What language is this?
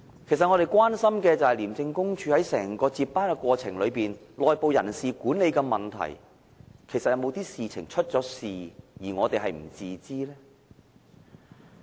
Cantonese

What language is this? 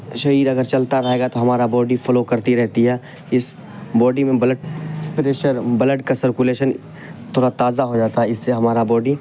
Urdu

